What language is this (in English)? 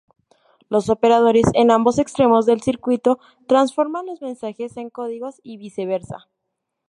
Spanish